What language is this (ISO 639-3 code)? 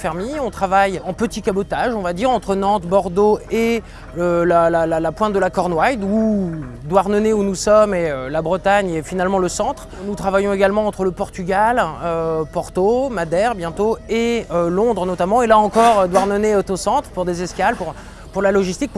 fra